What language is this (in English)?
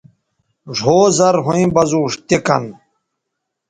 Bateri